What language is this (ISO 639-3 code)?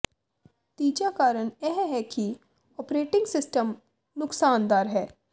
pan